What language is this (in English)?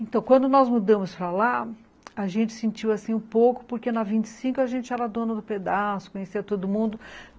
Portuguese